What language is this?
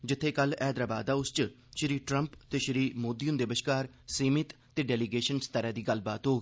Dogri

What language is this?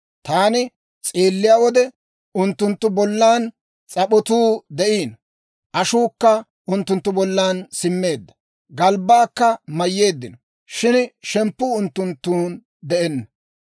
Dawro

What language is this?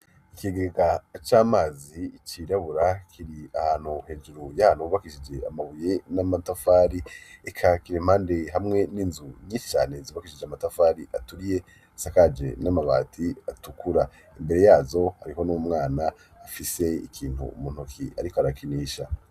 Rundi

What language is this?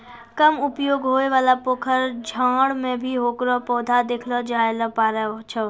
Maithili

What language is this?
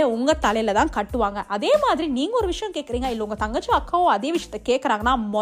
Tamil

